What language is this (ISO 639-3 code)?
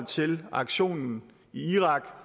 dan